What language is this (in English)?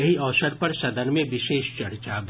Maithili